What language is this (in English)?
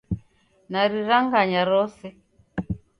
Taita